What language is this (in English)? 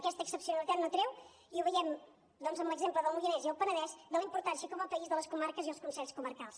Catalan